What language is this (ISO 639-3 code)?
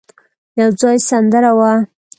pus